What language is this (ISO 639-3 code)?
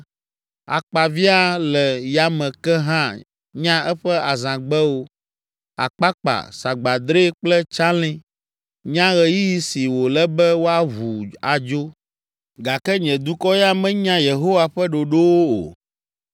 ewe